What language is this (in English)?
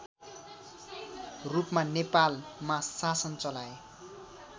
Nepali